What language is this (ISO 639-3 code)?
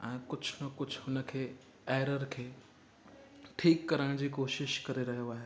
snd